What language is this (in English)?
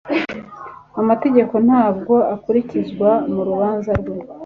Kinyarwanda